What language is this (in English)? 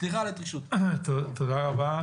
Hebrew